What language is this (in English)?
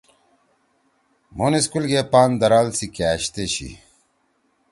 Torwali